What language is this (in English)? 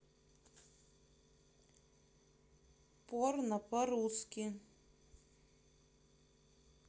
Russian